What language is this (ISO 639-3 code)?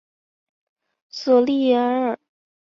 zho